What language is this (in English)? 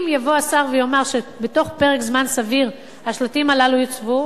Hebrew